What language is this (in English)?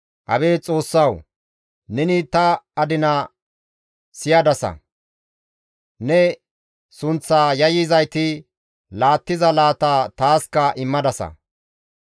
Gamo